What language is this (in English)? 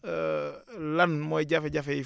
Wolof